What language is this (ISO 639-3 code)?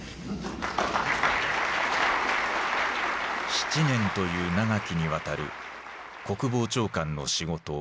jpn